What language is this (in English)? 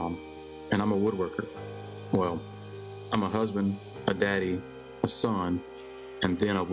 English